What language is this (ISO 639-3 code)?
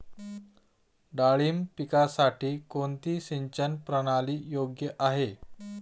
mar